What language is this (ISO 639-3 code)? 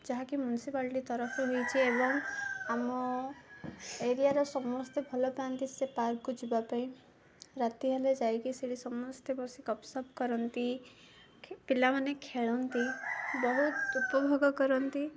ori